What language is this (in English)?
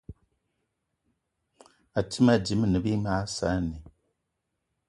Eton (Cameroon)